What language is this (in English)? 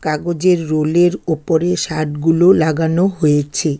Bangla